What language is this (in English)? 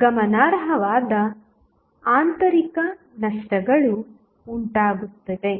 Kannada